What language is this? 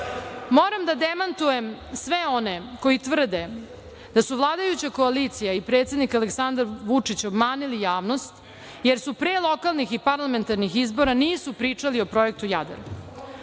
Serbian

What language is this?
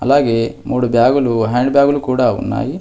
Telugu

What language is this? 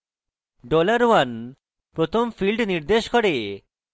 Bangla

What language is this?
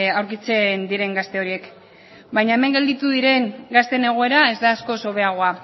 Basque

